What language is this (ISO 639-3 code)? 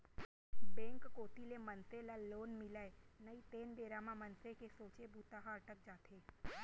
hne